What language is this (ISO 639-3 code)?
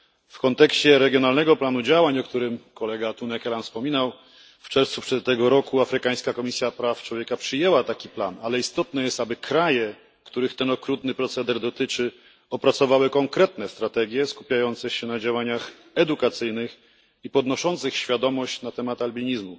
pol